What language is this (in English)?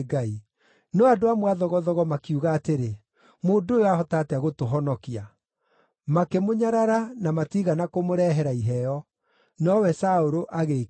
Kikuyu